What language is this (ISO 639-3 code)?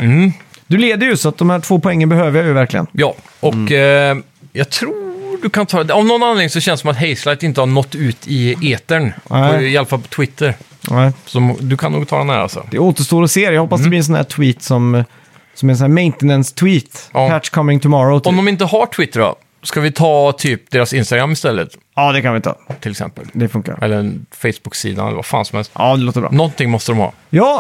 swe